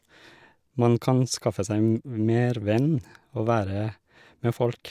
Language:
Norwegian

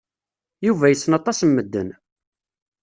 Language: Kabyle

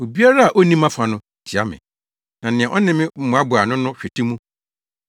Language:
Akan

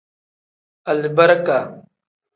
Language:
Tem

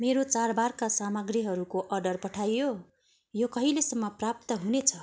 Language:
Nepali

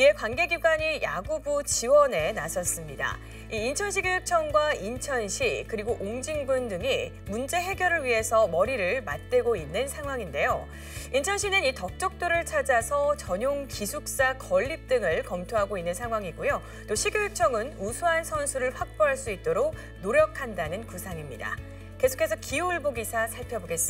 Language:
Korean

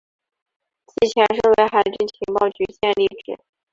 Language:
Chinese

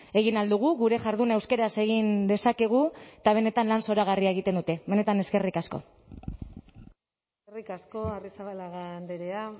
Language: Basque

